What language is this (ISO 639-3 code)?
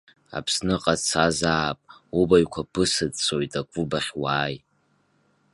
abk